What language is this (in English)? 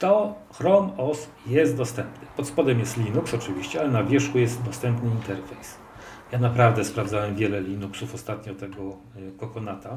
Polish